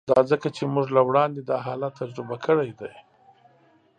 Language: Pashto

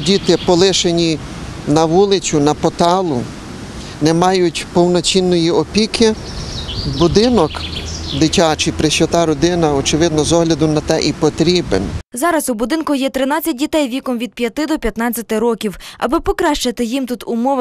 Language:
Ukrainian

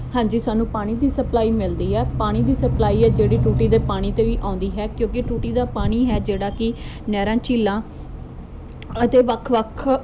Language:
Punjabi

